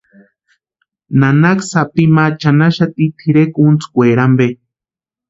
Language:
Western Highland Purepecha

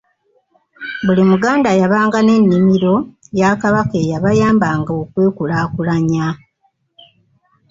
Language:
Ganda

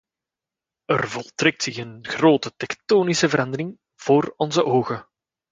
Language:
Dutch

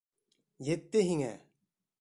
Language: Bashkir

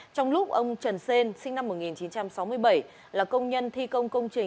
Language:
Vietnamese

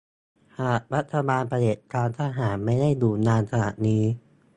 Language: Thai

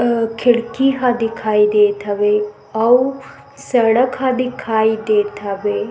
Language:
Chhattisgarhi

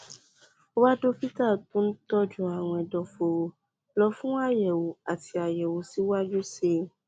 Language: Yoruba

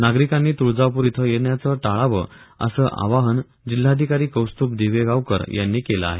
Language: Marathi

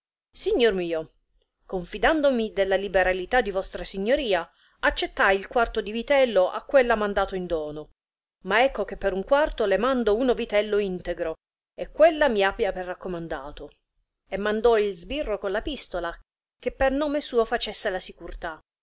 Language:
Italian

